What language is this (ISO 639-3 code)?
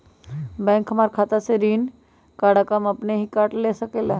mag